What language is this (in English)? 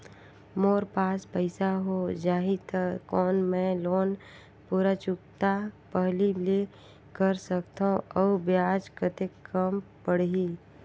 Chhattisgarhi